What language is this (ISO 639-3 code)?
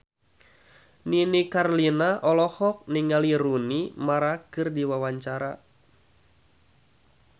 sun